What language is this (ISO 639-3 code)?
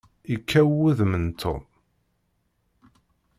kab